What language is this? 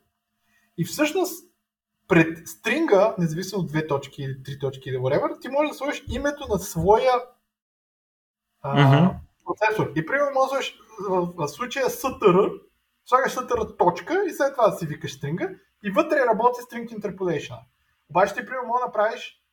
Bulgarian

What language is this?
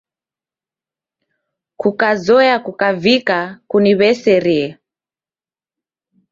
Taita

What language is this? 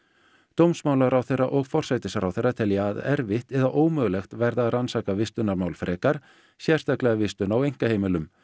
Icelandic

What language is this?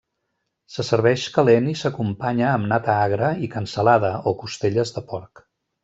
Catalan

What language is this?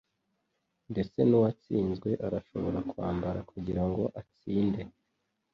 Kinyarwanda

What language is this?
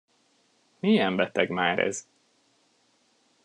Hungarian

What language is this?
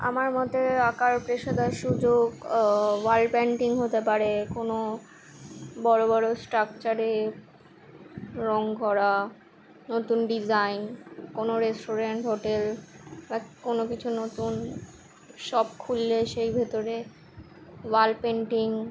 Bangla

